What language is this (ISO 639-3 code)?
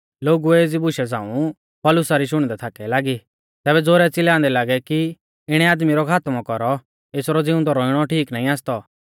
bfz